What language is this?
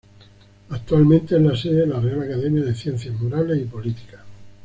Spanish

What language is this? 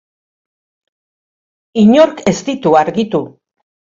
Basque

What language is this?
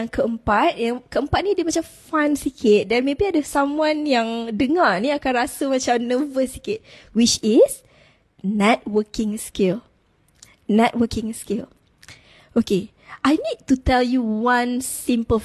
Malay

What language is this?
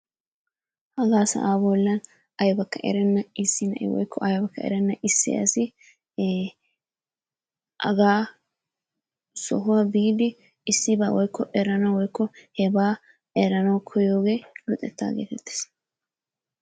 Wolaytta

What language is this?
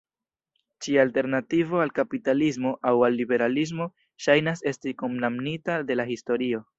Esperanto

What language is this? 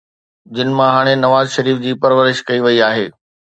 Sindhi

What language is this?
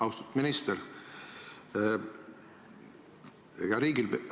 Estonian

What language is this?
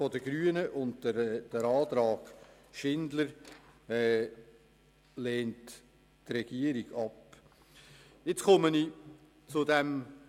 Swiss German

